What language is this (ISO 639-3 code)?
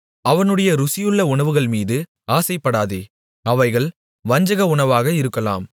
tam